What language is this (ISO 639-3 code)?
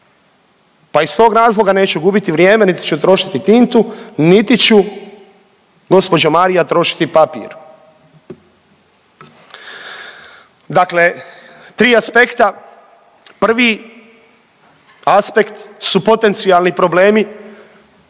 hrv